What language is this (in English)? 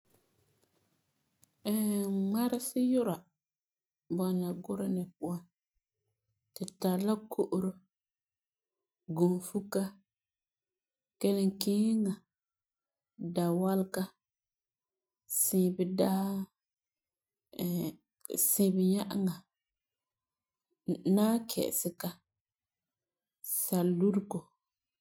Frafra